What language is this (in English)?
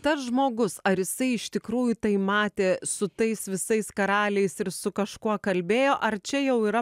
Lithuanian